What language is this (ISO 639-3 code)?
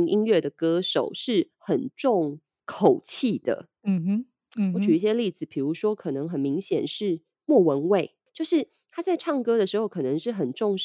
zho